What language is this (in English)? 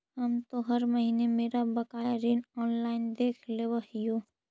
Magahi